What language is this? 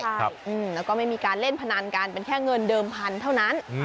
Thai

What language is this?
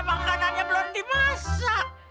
Indonesian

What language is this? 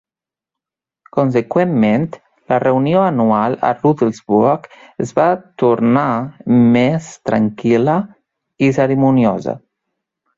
Catalan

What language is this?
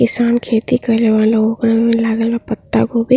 Bhojpuri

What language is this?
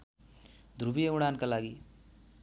Nepali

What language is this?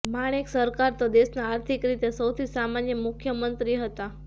Gujarati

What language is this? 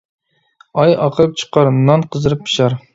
Uyghur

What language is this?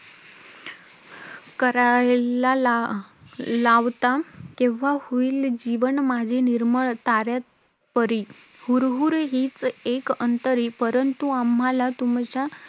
Marathi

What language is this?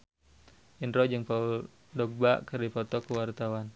Sundanese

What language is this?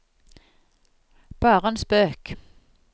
Norwegian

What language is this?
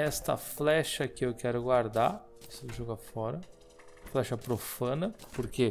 Portuguese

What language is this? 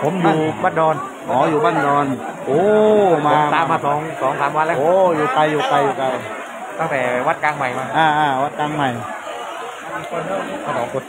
Thai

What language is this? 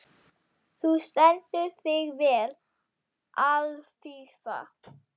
Icelandic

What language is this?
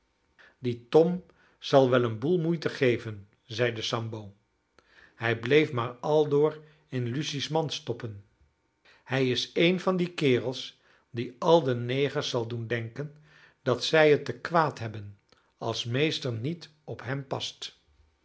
Dutch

